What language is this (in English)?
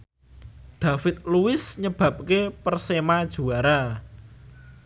Javanese